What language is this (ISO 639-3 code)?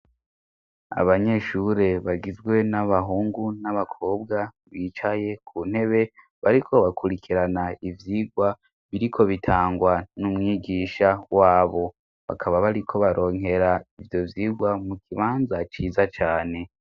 run